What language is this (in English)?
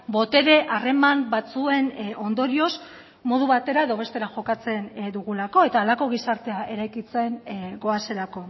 Basque